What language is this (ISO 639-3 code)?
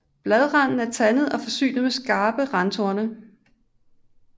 dan